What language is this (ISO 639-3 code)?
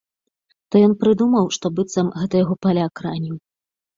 bel